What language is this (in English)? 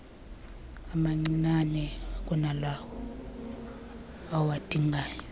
Xhosa